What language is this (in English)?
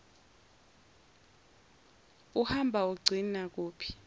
Zulu